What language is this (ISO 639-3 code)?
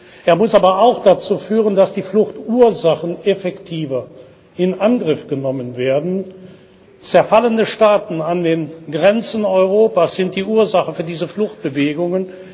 deu